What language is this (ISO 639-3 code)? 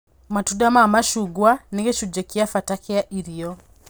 kik